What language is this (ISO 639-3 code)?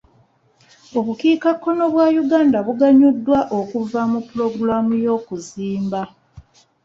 lug